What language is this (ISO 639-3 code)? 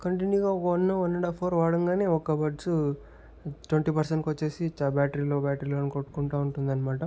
tel